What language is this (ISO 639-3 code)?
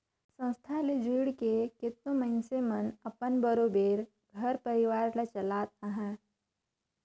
hne